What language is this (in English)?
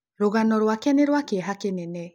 Kikuyu